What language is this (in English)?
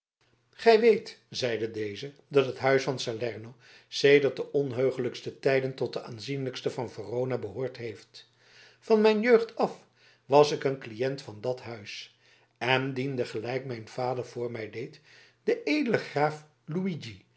Dutch